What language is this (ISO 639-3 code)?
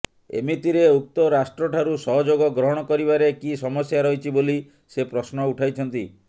ori